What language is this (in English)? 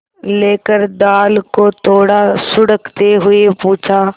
Hindi